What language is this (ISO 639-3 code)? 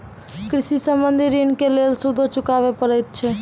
mai